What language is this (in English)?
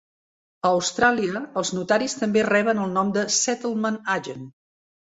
Catalan